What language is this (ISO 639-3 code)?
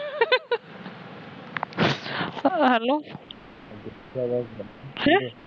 pan